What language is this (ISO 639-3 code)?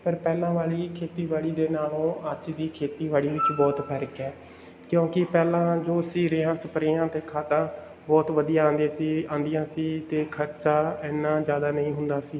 pan